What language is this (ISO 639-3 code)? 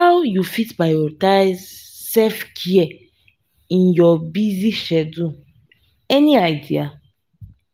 pcm